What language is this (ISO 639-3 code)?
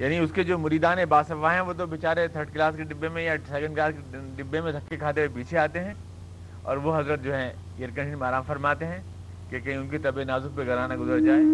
urd